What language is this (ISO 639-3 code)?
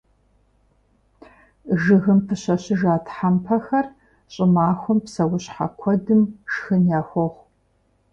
kbd